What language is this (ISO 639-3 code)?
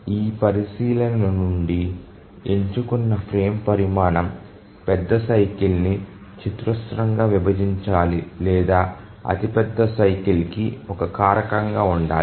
tel